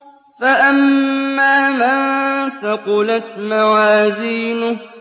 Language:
Arabic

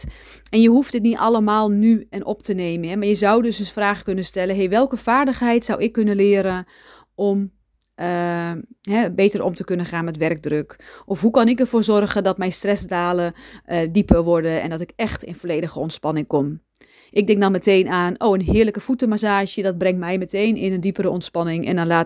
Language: Dutch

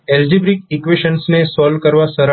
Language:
Gujarati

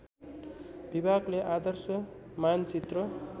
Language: Nepali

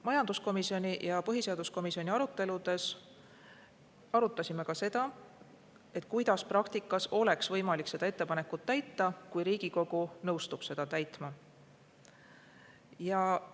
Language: Estonian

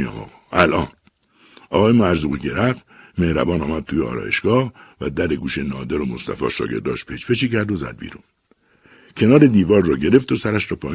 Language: Persian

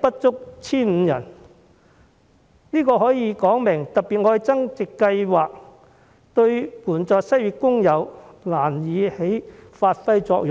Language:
Cantonese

